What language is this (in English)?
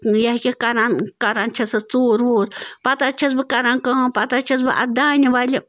Kashmiri